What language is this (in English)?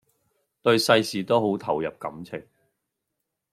Cantonese